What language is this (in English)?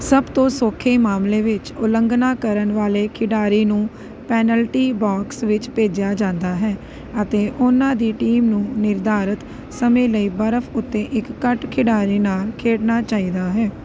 Punjabi